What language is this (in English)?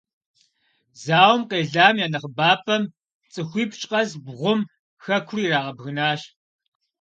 Kabardian